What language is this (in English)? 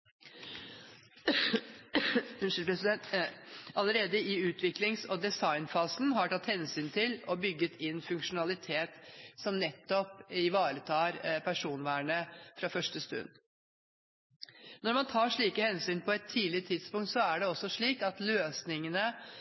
Norwegian Bokmål